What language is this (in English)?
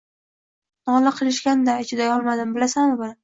Uzbek